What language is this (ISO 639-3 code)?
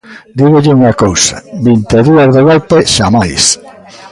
glg